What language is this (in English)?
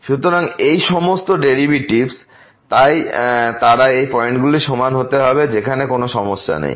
Bangla